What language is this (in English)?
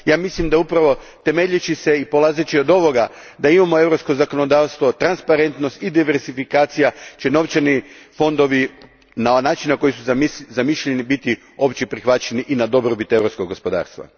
Croatian